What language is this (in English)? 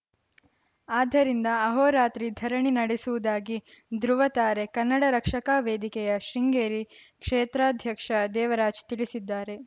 Kannada